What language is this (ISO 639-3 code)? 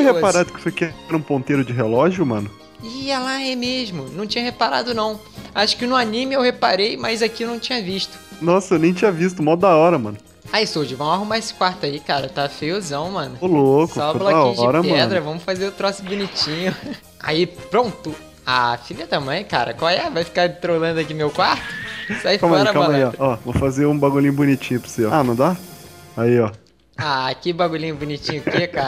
por